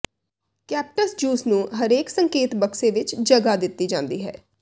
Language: Punjabi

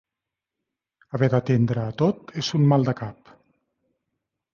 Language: Catalan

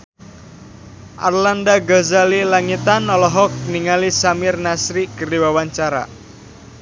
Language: Sundanese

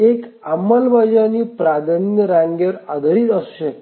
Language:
Marathi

